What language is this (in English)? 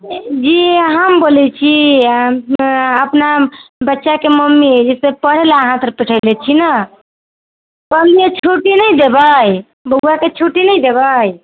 Maithili